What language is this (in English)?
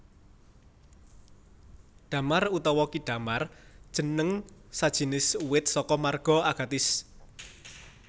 Javanese